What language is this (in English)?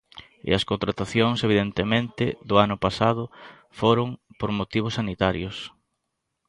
Galician